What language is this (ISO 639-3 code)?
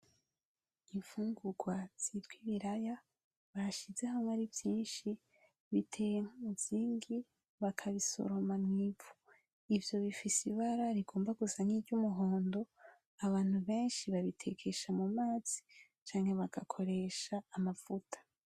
run